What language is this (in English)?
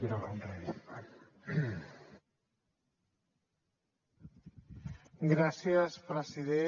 Catalan